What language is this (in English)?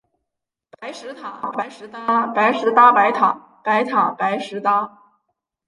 Chinese